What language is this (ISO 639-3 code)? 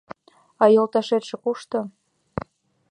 chm